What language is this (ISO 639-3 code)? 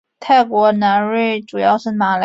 zho